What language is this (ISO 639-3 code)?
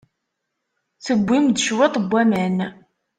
kab